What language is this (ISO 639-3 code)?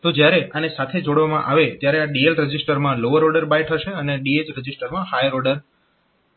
guj